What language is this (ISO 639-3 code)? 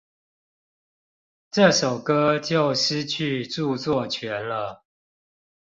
zho